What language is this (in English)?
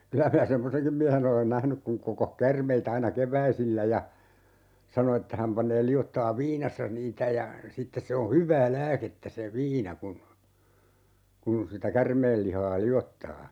Finnish